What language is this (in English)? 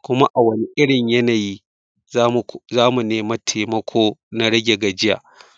Hausa